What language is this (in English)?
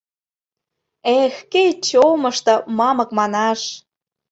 Mari